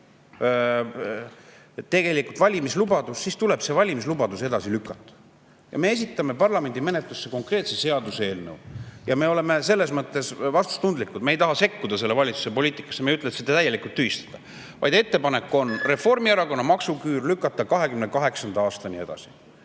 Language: Estonian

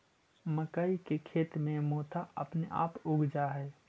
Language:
Magahi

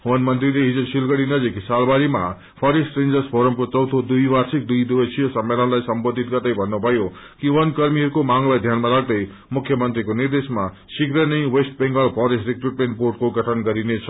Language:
Nepali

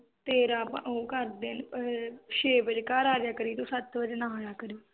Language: Punjabi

